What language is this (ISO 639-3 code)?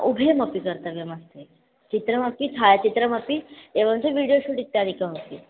san